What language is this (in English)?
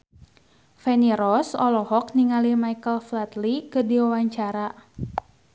Sundanese